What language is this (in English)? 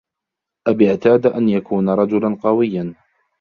Arabic